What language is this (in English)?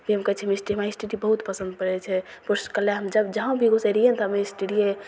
Maithili